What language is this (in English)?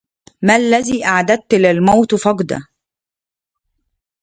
Arabic